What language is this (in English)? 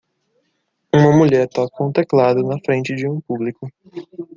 Portuguese